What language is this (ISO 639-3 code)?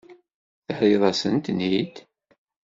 kab